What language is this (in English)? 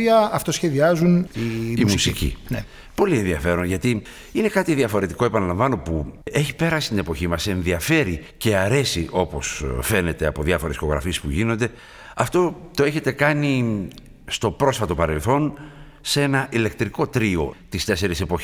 Greek